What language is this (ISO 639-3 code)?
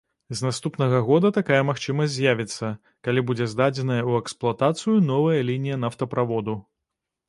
bel